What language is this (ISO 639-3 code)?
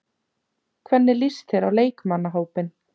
isl